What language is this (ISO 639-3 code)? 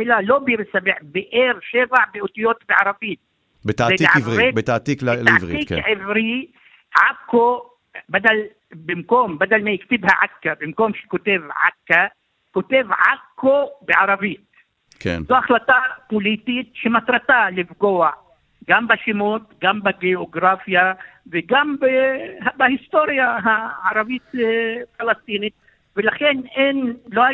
heb